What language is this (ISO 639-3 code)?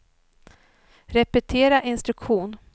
swe